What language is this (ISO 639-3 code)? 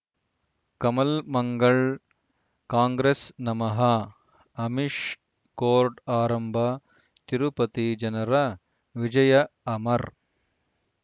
kan